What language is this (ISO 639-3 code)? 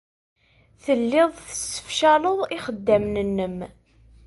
kab